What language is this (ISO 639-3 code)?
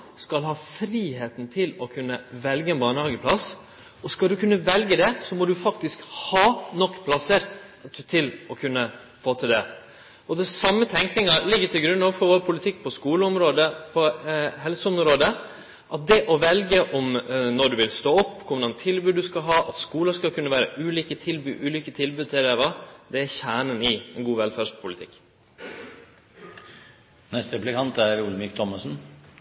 nor